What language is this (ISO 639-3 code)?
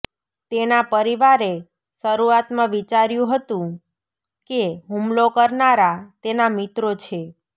guj